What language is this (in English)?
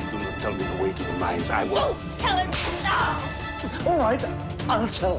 Korean